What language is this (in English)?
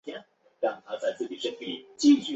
Chinese